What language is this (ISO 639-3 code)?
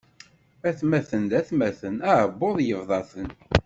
kab